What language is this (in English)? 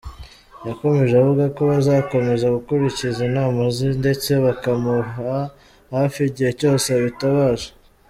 Kinyarwanda